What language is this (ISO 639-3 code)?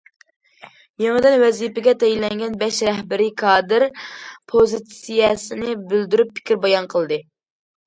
uig